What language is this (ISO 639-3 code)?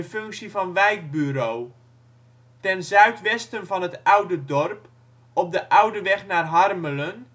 nld